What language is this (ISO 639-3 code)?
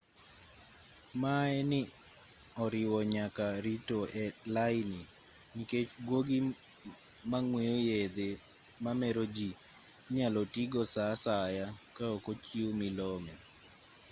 luo